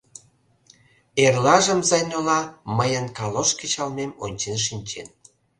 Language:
Mari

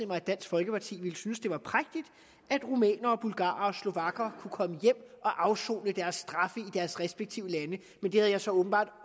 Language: Danish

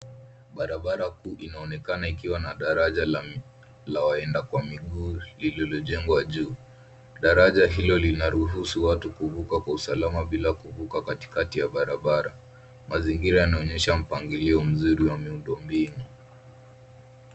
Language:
Swahili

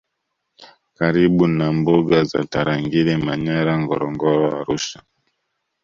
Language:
Swahili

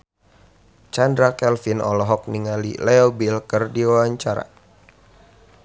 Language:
Sundanese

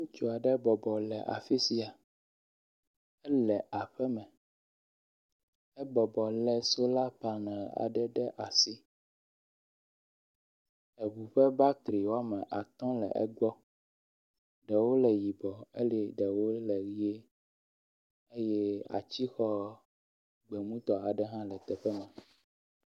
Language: Ewe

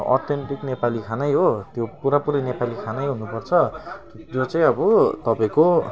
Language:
Nepali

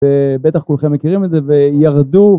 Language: Hebrew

